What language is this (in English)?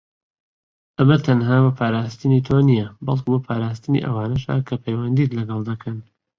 Central Kurdish